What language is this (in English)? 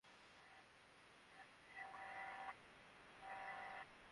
Bangla